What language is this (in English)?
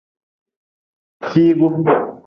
Nawdm